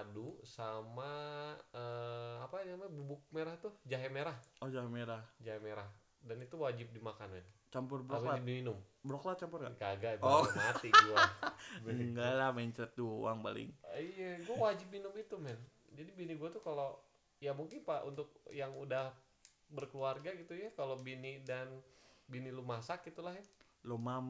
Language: Indonesian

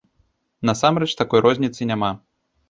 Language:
Belarusian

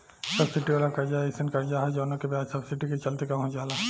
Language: Bhojpuri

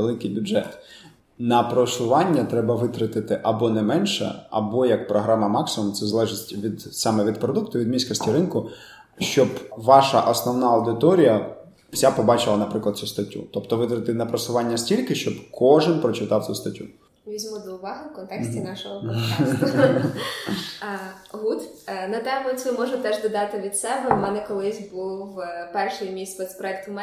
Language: Ukrainian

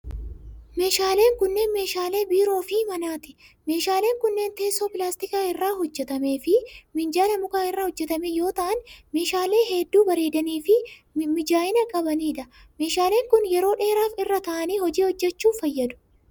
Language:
Oromo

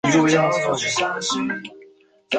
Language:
Chinese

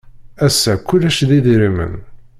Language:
Kabyle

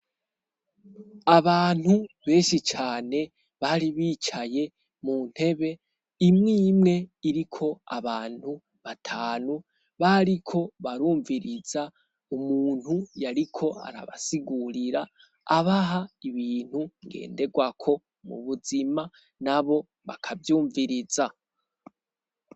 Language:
Rundi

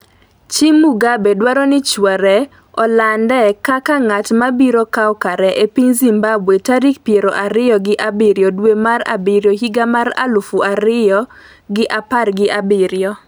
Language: Luo (Kenya and Tanzania)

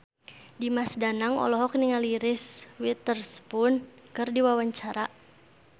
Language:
Sundanese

